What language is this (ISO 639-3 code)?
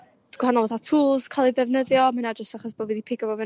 cym